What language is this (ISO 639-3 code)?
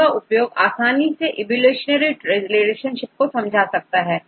hin